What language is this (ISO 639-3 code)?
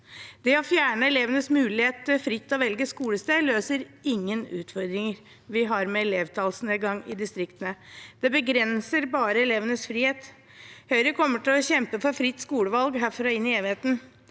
nor